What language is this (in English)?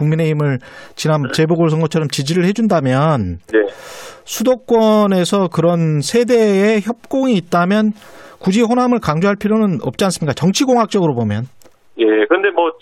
Korean